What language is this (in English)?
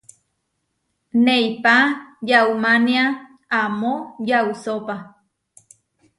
Huarijio